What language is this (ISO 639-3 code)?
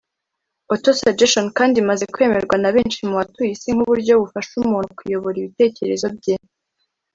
kin